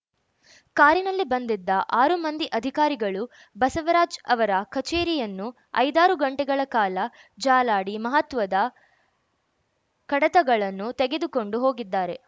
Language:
Kannada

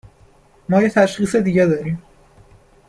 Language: Persian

